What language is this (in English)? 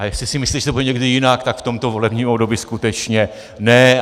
Czech